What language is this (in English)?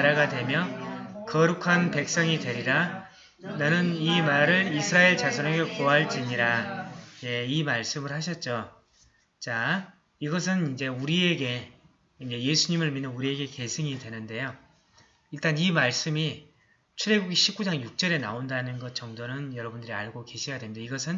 Korean